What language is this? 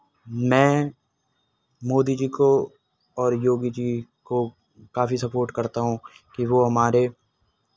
Hindi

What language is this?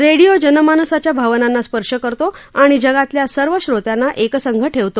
Marathi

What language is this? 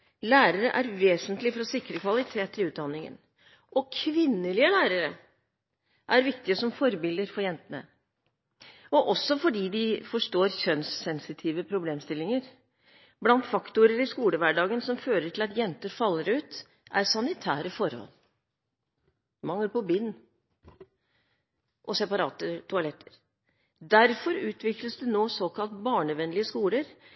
Norwegian Bokmål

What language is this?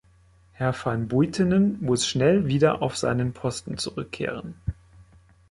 German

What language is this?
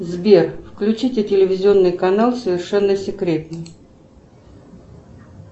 Russian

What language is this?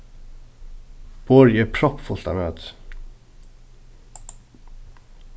Faroese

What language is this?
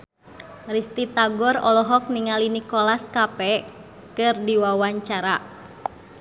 Sundanese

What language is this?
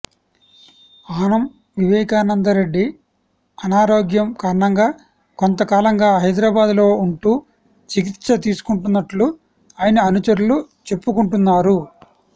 Telugu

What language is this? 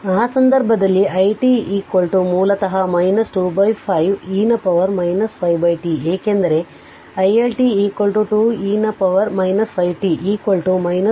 Kannada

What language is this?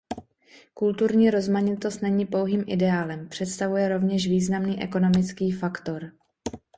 Czech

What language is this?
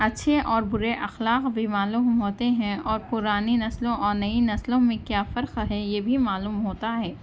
Urdu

